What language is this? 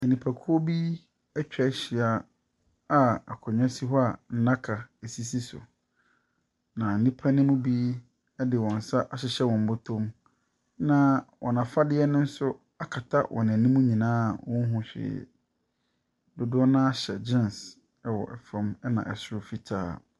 Akan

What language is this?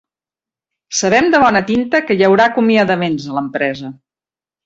Catalan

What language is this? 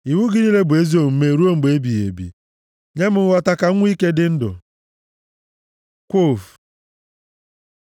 Igbo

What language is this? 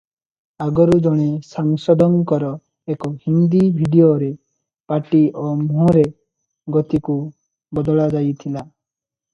Odia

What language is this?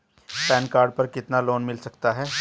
Hindi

